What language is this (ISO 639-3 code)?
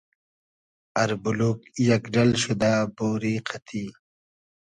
haz